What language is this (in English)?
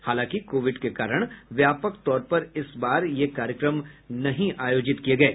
Hindi